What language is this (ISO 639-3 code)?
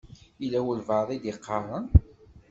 kab